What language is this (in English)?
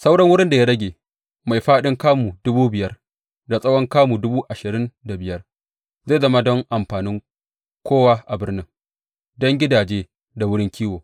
Hausa